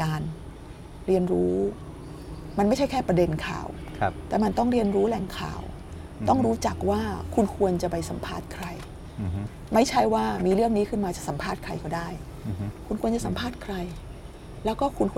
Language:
Thai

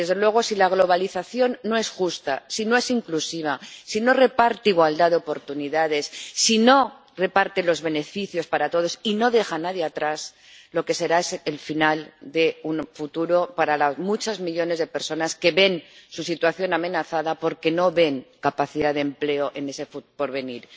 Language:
Spanish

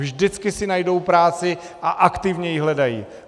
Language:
Czech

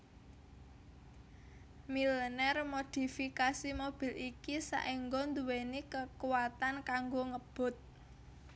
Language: Javanese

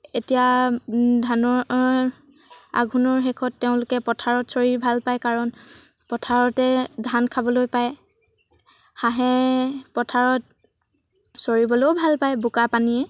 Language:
Assamese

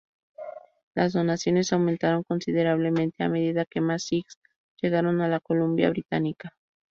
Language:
Spanish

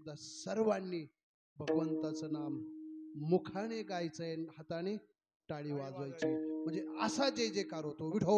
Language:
Arabic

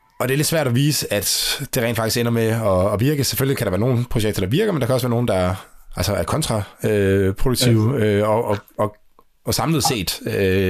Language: Danish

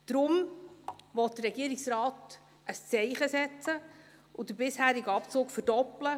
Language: Swiss German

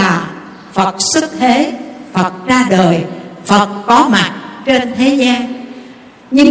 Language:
Vietnamese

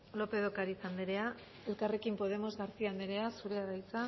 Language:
Basque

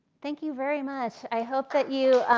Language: English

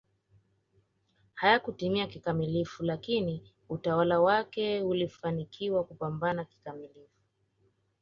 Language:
Swahili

